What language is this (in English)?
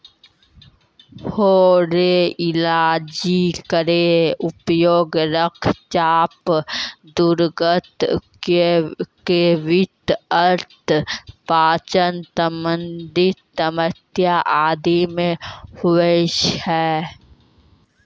Maithili